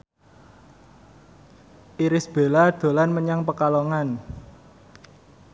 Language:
Javanese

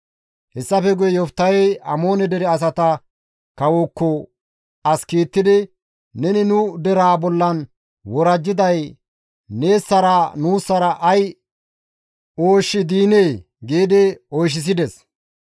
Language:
Gamo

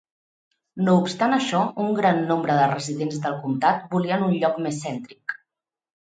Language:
Catalan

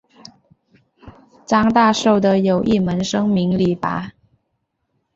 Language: Chinese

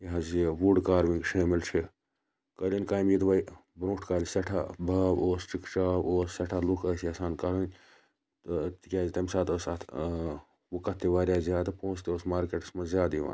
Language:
Kashmiri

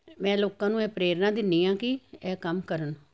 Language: Punjabi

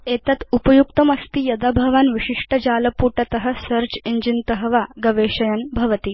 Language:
Sanskrit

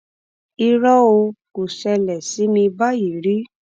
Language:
Yoruba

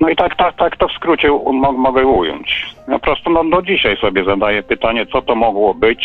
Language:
Polish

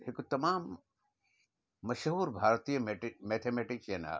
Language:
Sindhi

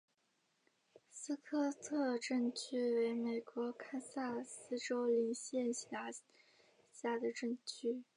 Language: Chinese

